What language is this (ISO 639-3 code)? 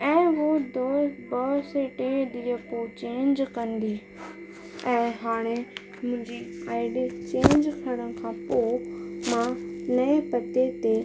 snd